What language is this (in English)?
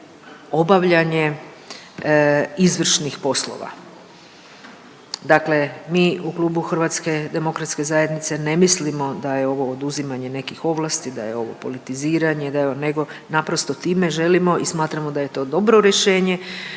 Croatian